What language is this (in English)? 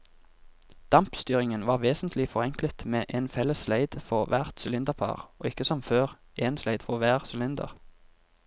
Norwegian